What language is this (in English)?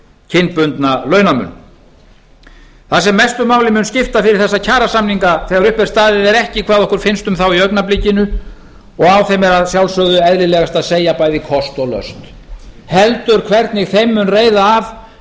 Icelandic